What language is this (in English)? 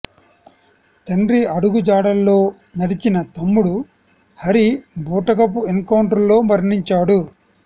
Telugu